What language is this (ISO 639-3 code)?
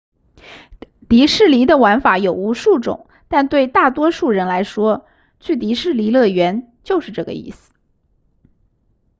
zho